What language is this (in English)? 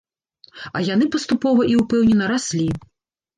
Belarusian